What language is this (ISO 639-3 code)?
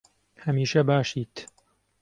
ckb